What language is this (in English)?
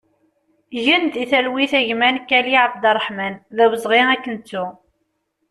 Kabyle